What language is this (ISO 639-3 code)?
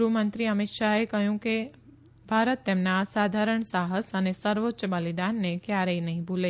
guj